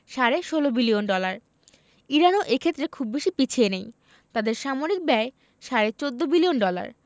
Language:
Bangla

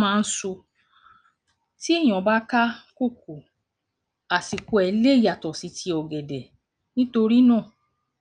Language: Yoruba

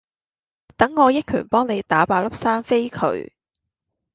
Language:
Cantonese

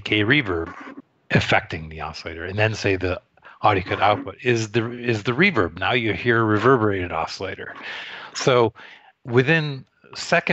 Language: English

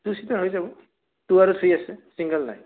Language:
Assamese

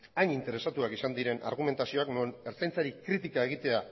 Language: Basque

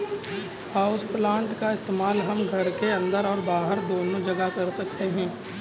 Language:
Hindi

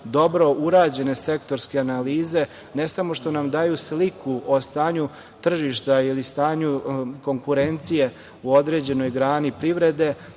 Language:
Serbian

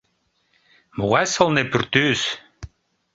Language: Mari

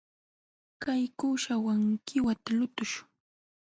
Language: Jauja Wanca Quechua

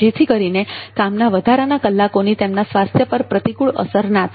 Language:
Gujarati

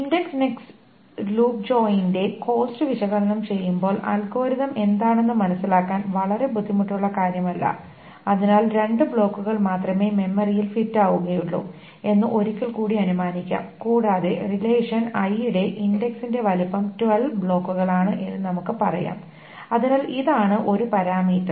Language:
Malayalam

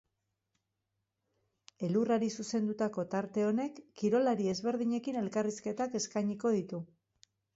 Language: Basque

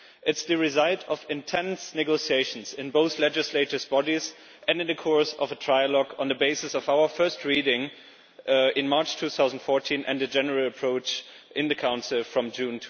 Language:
English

